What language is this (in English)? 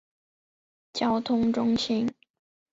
Chinese